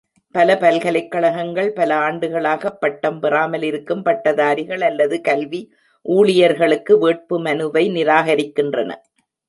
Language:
Tamil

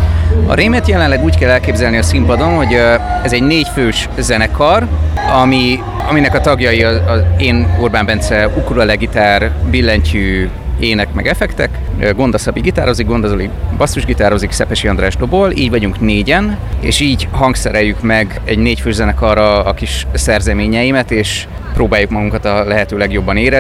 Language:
Hungarian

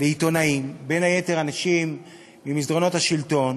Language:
Hebrew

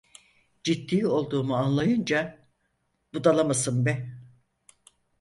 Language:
Turkish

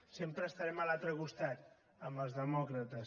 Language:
Catalan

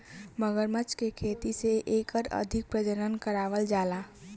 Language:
Bhojpuri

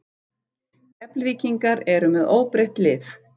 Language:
Icelandic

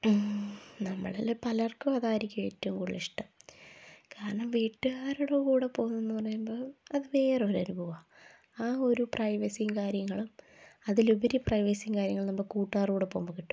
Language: Malayalam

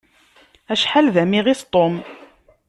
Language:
Kabyle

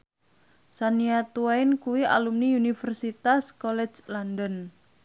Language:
Javanese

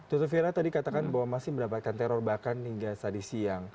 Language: Indonesian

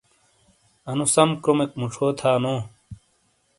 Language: Shina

